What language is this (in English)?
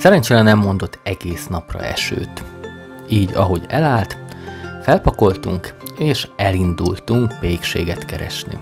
Hungarian